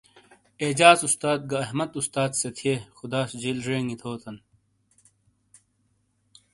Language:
Shina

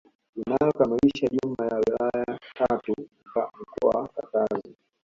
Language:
Swahili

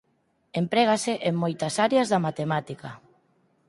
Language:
Galician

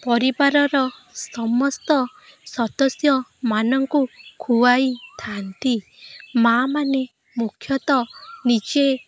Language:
Odia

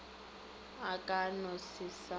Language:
Northern Sotho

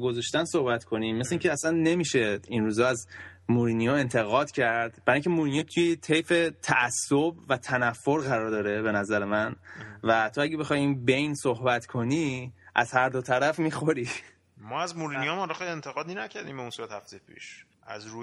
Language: Persian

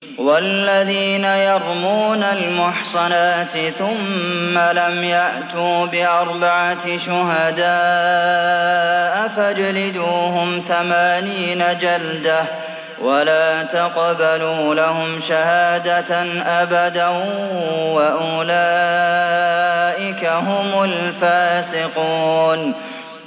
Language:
Arabic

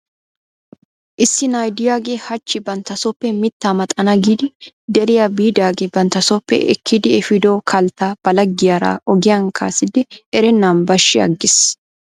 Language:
Wolaytta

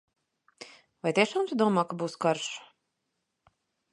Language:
Latvian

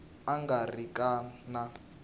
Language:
Tsonga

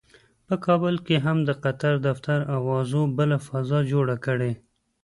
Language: Pashto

